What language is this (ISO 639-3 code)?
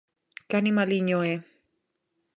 glg